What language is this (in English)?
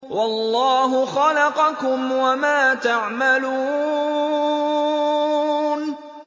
Arabic